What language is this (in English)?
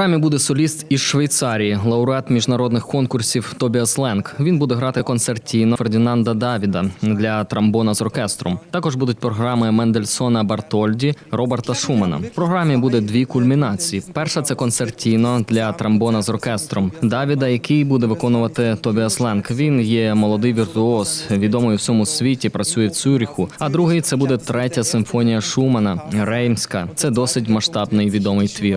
Ukrainian